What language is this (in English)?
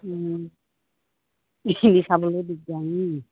Assamese